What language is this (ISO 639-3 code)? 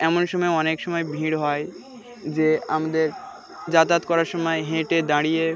ben